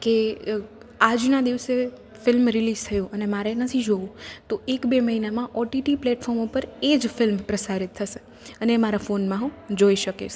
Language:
Gujarati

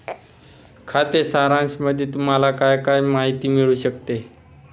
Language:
Marathi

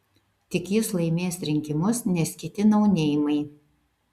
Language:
Lithuanian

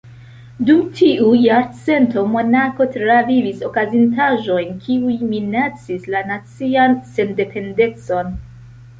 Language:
Esperanto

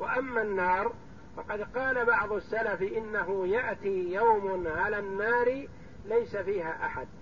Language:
Arabic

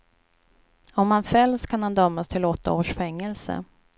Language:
Swedish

